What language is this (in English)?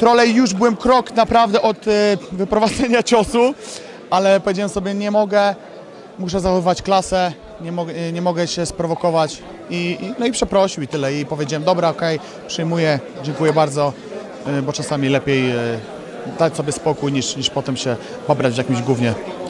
Polish